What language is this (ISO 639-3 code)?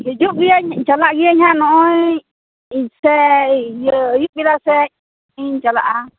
sat